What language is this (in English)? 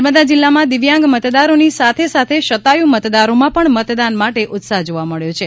Gujarati